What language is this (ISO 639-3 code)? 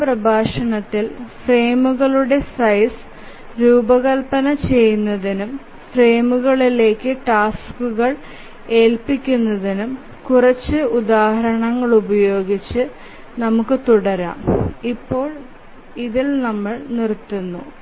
mal